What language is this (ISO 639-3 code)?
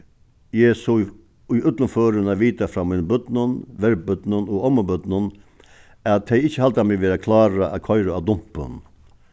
fao